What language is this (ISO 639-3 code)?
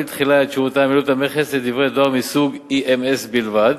heb